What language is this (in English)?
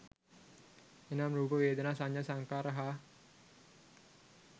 Sinhala